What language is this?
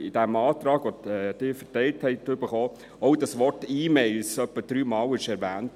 Swiss German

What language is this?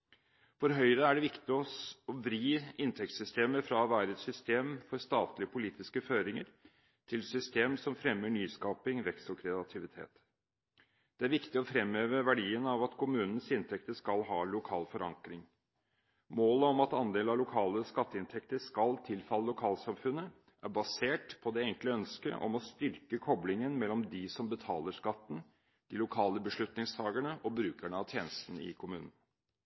Norwegian Bokmål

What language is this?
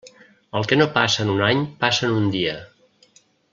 Catalan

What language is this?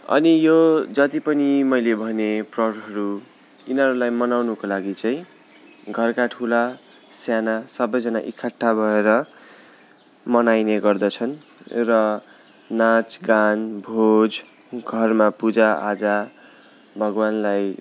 Nepali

